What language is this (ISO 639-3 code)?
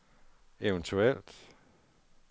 dan